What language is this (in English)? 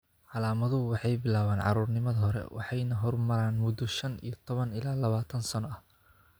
Somali